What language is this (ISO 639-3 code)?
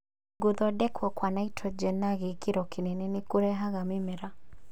kik